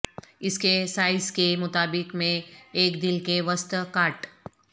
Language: Urdu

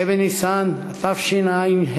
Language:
Hebrew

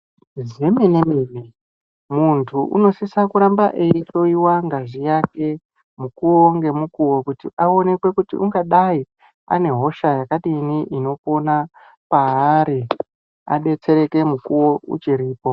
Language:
Ndau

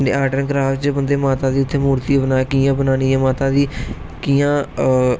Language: Dogri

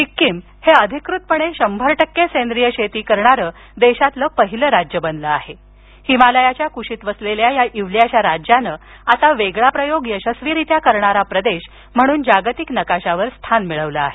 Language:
Marathi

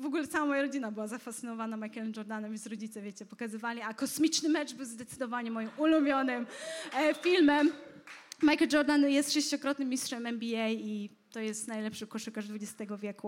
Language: Polish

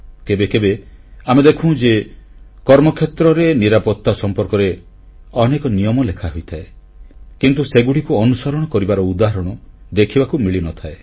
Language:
Odia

